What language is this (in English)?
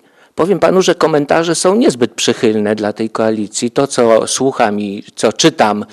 Polish